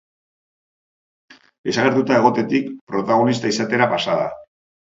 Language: Basque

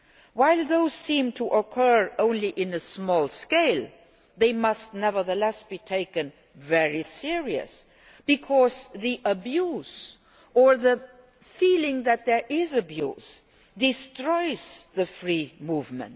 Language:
English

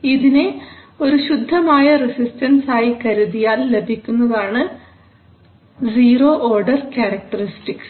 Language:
Malayalam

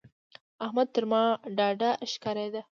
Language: Pashto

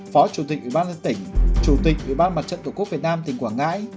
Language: Vietnamese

